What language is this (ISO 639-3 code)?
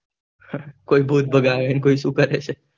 guj